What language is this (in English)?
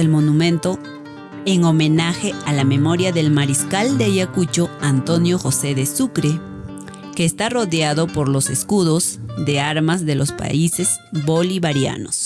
Spanish